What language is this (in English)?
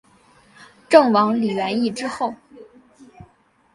Chinese